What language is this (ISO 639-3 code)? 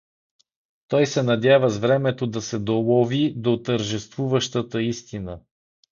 bul